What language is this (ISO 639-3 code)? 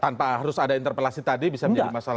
ind